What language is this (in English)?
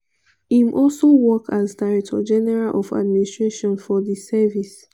Nigerian Pidgin